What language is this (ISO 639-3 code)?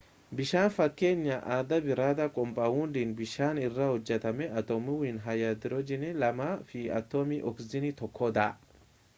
orm